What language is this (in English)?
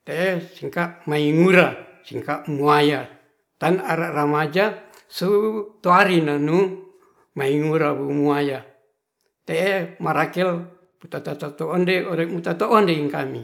Ratahan